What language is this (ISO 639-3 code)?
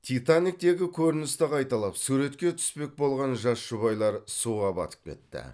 kaz